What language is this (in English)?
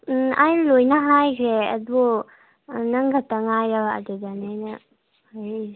Manipuri